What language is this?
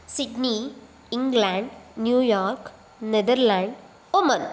Sanskrit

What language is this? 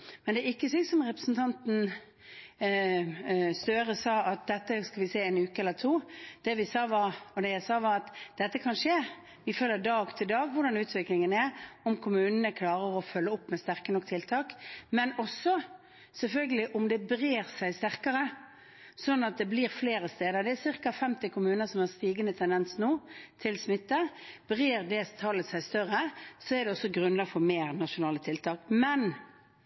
Norwegian Bokmål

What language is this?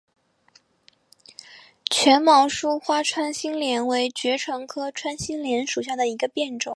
Chinese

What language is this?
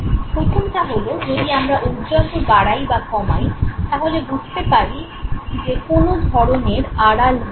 Bangla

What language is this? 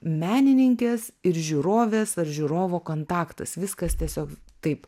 Lithuanian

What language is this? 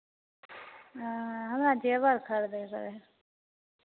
Hindi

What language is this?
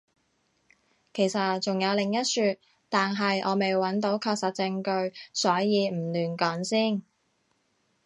Cantonese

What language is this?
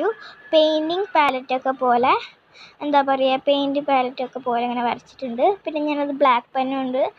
Russian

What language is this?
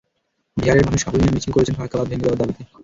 Bangla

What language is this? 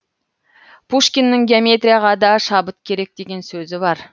Kazakh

